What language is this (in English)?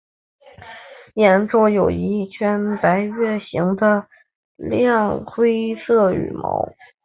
Chinese